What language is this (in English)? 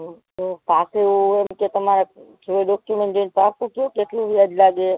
Gujarati